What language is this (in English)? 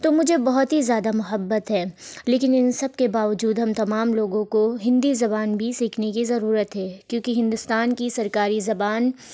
Urdu